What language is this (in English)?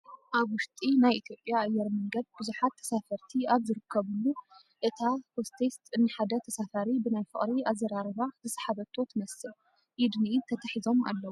Tigrinya